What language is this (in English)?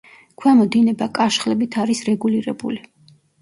Georgian